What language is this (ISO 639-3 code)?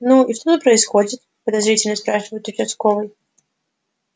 rus